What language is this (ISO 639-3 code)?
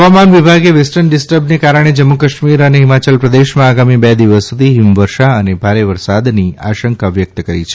guj